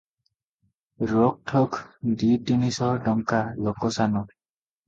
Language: Odia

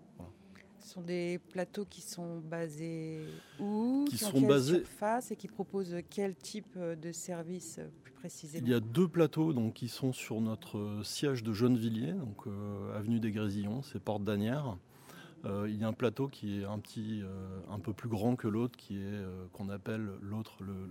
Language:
French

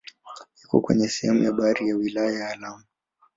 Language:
Swahili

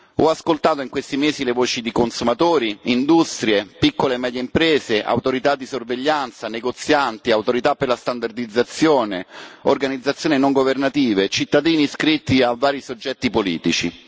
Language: Italian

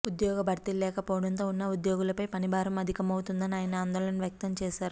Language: Telugu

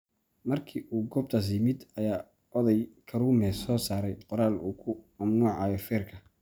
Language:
Somali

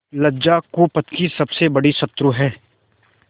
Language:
Hindi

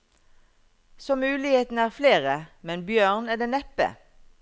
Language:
Norwegian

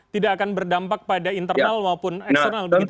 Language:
Indonesian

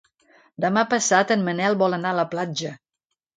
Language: Catalan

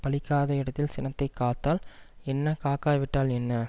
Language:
Tamil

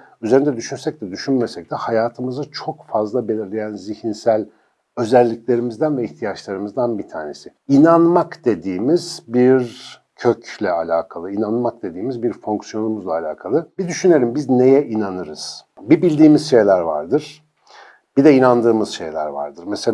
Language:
Turkish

